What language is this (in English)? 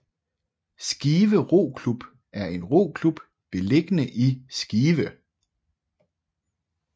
Danish